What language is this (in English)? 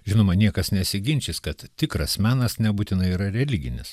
Lithuanian